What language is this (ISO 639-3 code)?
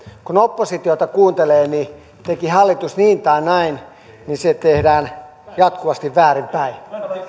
fin